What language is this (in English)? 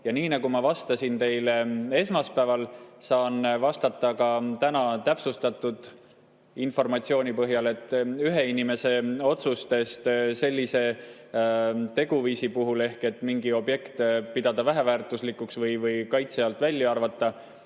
Estonian